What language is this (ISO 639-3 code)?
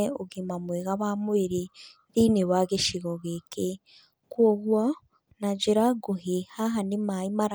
kik